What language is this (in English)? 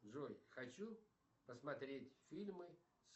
Russian